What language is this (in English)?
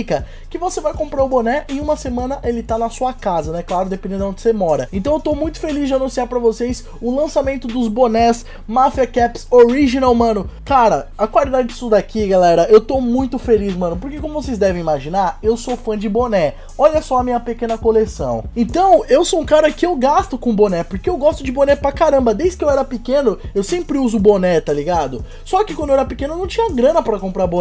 Portuguese